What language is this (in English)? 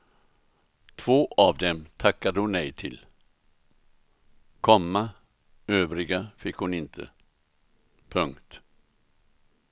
Swedish